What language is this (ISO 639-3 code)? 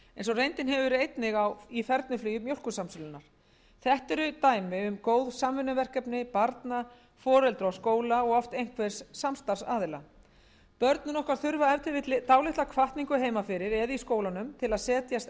isl